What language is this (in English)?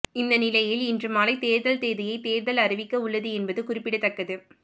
Tamil